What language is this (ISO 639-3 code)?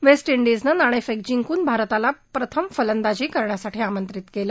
mar